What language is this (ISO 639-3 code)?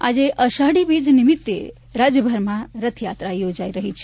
guj